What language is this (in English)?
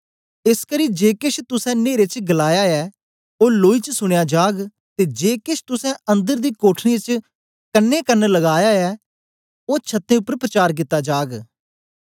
Dogri